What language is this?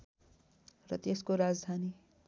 Nepali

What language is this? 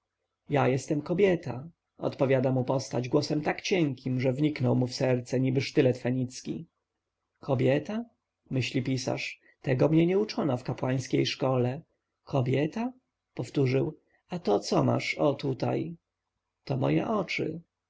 Polish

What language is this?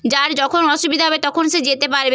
Bangla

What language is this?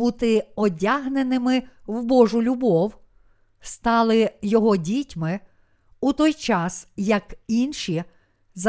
Ukrainian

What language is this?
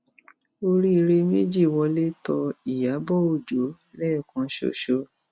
Yoruba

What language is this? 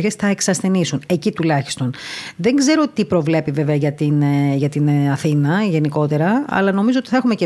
Greek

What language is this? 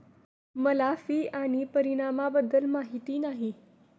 Marathi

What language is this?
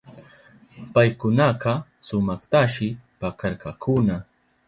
Southern Pastaza Quechua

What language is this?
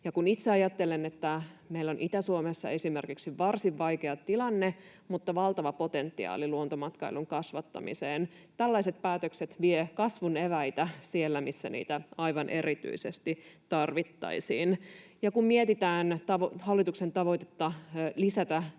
Finnish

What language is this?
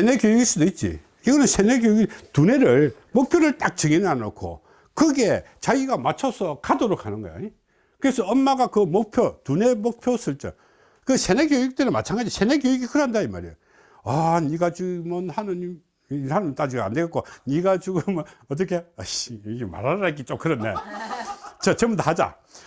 Korean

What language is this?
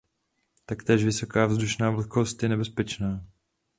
Czech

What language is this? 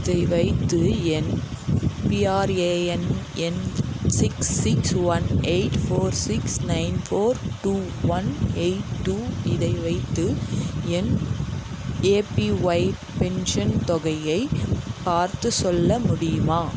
Tamil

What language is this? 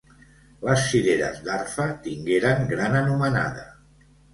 Catalan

